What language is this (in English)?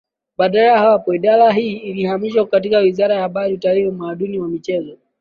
Swahili